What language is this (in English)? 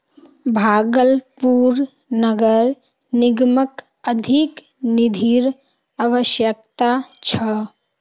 Magahi